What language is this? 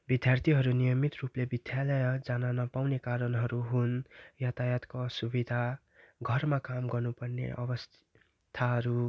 Nepali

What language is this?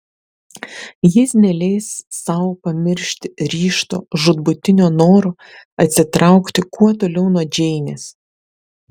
Lithuanian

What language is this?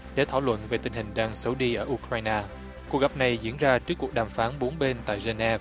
Vietnamese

